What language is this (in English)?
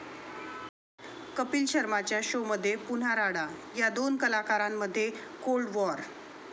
Marathi